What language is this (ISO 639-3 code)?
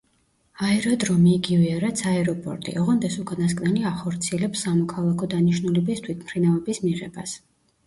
kat